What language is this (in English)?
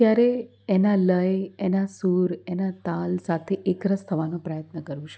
Gujarati